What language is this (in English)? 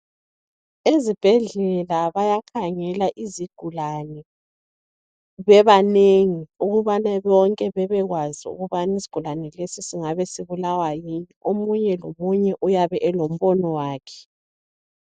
North Ndebele